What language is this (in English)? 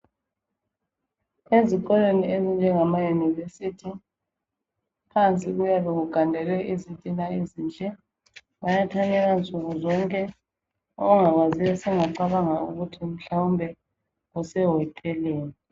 North Ndebele